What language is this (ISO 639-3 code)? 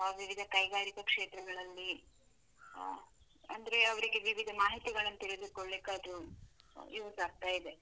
kan